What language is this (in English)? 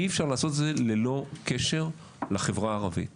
Hebrew